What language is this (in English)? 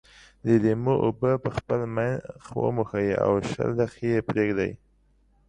Pashto